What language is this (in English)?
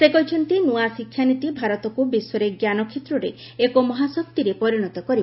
Odia